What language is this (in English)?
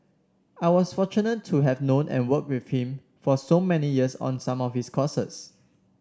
English